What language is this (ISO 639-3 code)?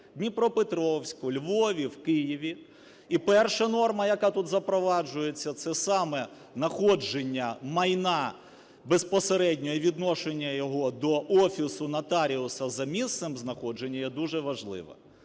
ukr